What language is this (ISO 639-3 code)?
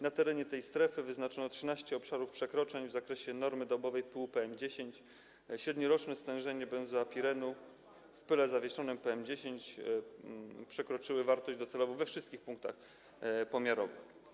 pol